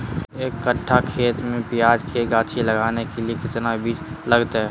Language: Magahi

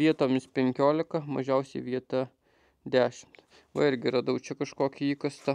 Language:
Lithuanian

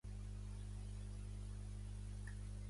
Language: Catalan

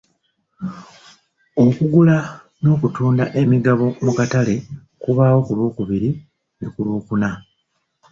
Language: Ganda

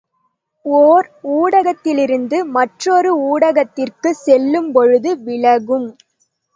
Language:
Tamil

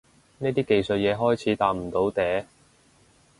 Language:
Cantonese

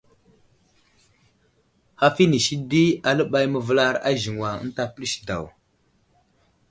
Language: Wuzlam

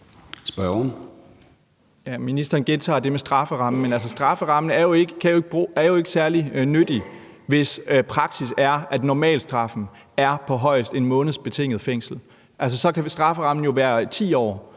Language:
Danish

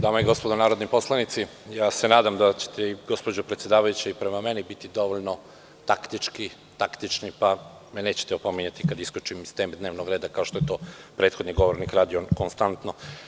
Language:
Serbian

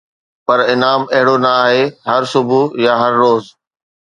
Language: Sindhi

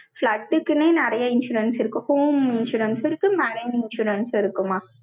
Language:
Tamil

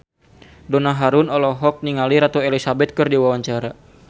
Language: Sundanese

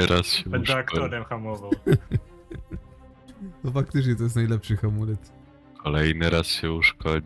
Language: Polish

